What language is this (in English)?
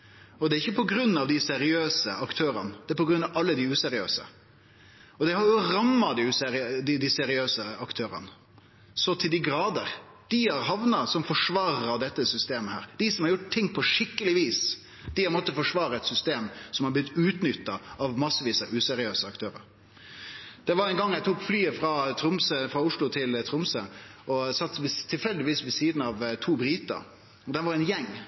Norwegian Nynorsk